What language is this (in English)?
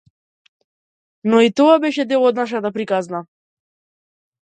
Macedonian